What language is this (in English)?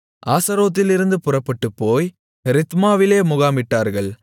Tamil